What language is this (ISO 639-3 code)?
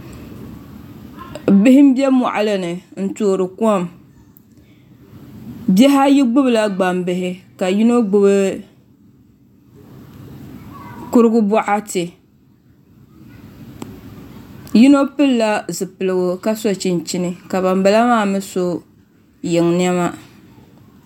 dag